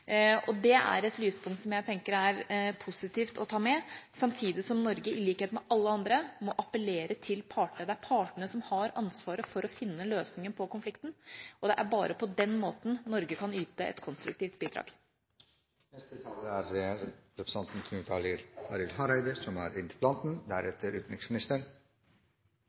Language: Norwegian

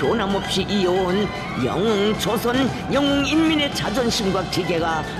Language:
Korean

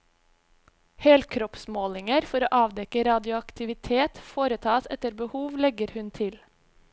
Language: Norwegian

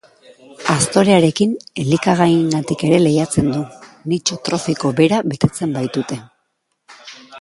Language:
Basque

